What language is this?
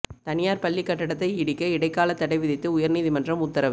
Tamil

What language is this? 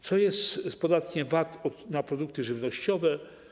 Polish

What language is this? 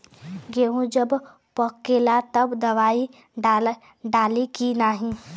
Bhojpuri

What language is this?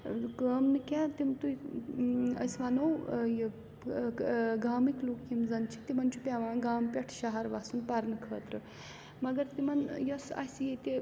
Kashmiri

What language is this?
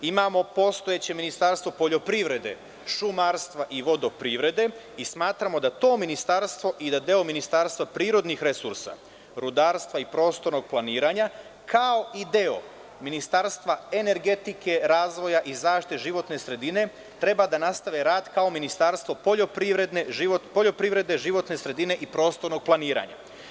Serbian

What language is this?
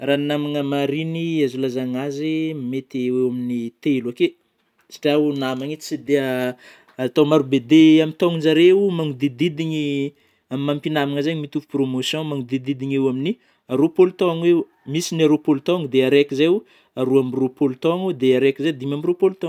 Northern Betsimisaraka Malagasy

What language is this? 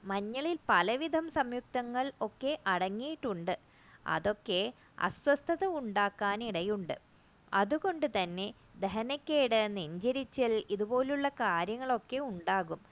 Malayalam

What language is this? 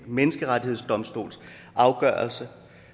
Danish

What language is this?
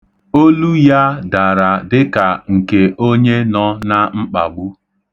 Igbo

